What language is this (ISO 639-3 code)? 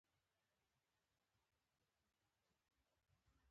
pus